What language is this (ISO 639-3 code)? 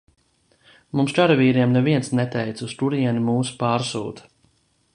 lav